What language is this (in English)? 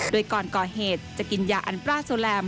Thai